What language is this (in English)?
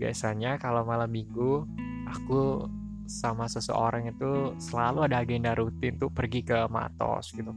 Indonesian